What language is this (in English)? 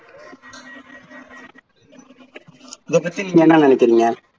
Tamil